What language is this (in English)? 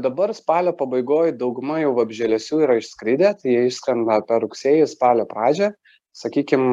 Lithuanian